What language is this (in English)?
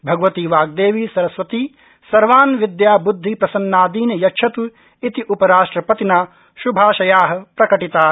Sanskrit